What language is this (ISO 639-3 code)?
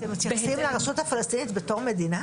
heb